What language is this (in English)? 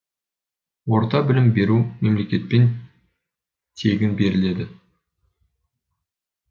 Kazakh